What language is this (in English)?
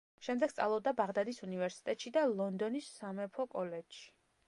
Georgian